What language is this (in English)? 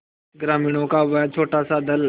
Hindi